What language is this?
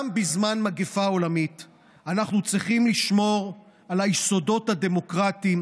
Hebrew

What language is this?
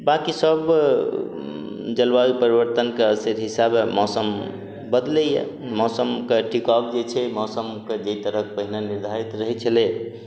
Maithili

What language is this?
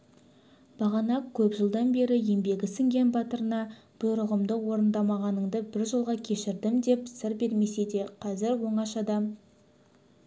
Kazakh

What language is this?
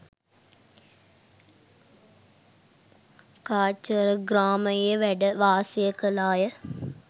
Sinhala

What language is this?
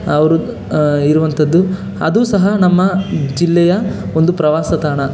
Kannada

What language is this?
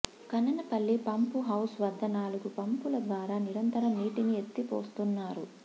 Telugu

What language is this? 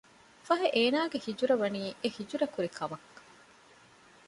Divehi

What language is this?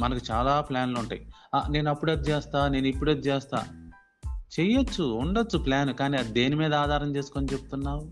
Telugu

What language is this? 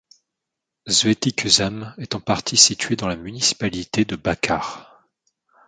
French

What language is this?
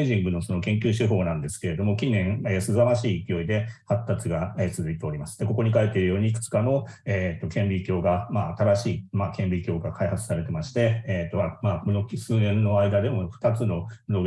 Japanese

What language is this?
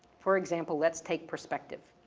English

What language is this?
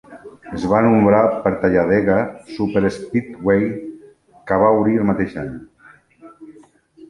Catalan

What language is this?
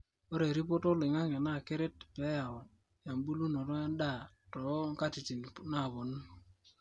Masai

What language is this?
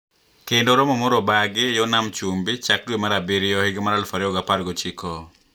Luo (Kenya and Tanzania)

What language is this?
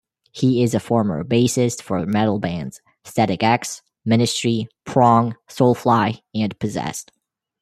English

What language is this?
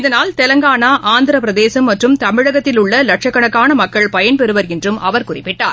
Tamil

